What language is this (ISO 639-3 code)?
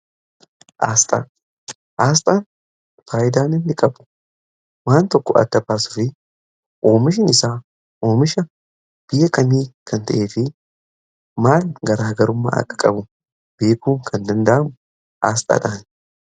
orm